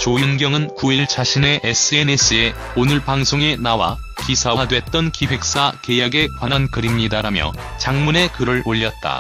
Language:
Korean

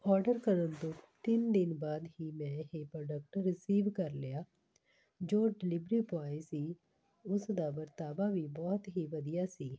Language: Punjabi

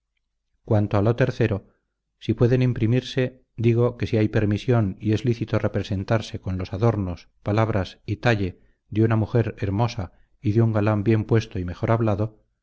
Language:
Spanish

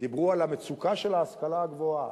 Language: Hebrew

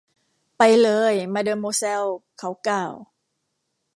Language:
Thai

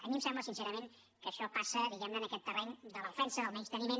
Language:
Catalan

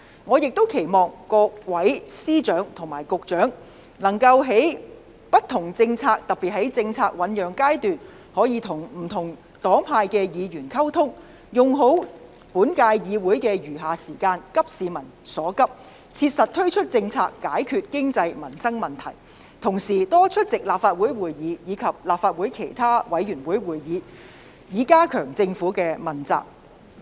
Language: Cantonese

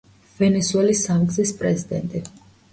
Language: Georgian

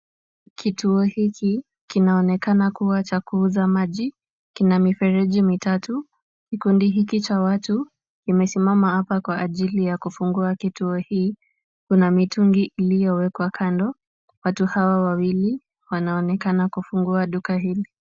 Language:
Swahili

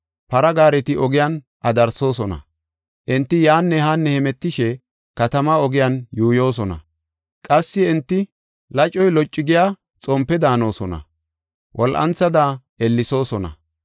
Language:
Gofa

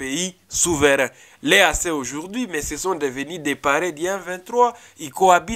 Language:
French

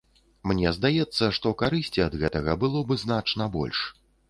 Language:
Belarusian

